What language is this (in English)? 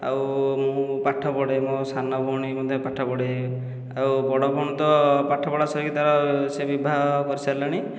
Odia